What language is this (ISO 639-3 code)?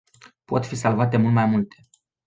ron